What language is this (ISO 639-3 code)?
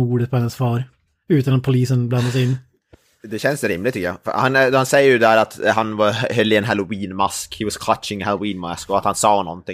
swe